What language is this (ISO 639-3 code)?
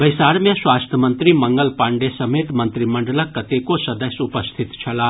mai